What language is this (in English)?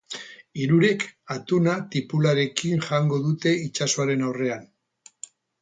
Basque